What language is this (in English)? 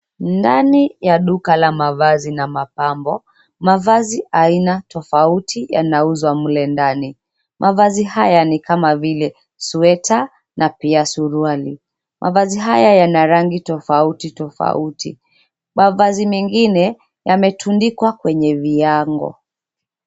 Swahili